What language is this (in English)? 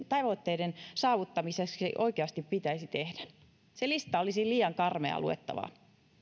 Finnish